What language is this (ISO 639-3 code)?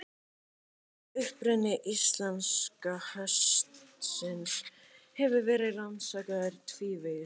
isl